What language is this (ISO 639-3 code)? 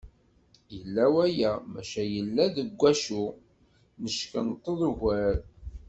kab